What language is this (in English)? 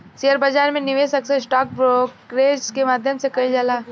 Bhojpuri